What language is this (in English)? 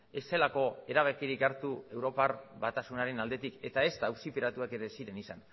Basque